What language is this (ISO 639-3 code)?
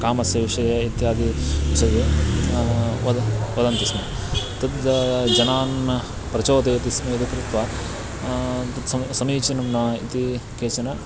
san